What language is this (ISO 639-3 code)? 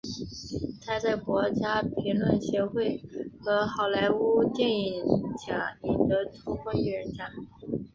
zho